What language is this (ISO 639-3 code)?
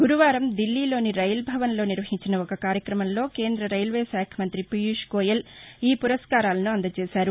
tel